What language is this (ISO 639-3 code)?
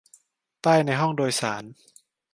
tha